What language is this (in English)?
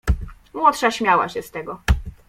Polish